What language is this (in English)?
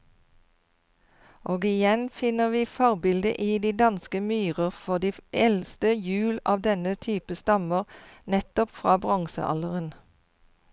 Norwegian